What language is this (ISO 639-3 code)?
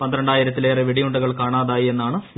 mal